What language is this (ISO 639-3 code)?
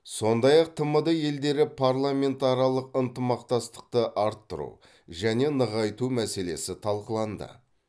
kaz